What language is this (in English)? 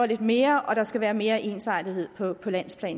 Danish